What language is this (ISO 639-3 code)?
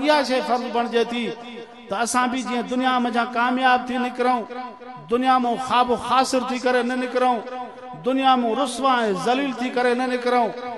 hin